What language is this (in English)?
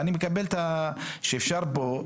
Hebrew